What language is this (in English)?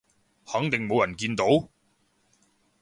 Cantonese